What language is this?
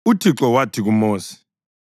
North Ndebele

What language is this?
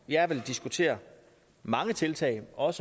Danish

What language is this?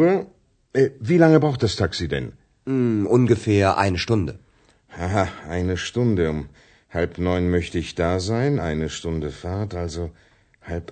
Bulgarian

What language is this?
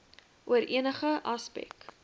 Afrikaans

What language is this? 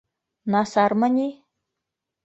Bashkir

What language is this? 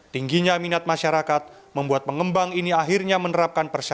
Indonesian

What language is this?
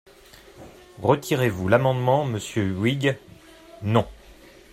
French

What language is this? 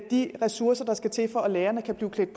Danish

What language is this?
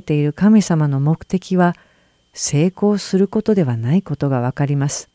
Japanese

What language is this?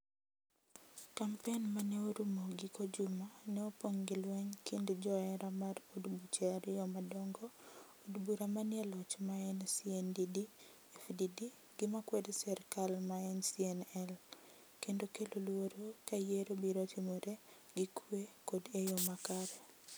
Luo (Kenya and Tanzania)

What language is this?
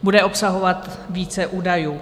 Czech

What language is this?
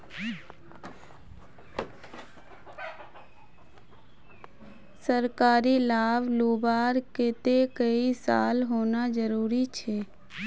Magahi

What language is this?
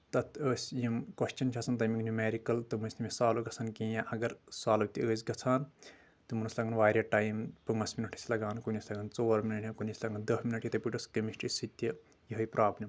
Kashmiri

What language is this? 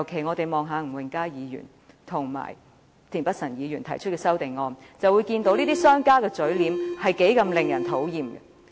Cantonese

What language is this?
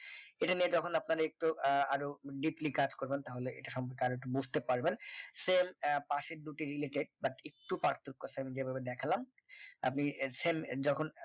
Bangla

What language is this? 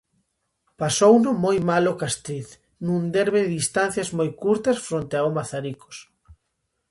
Galician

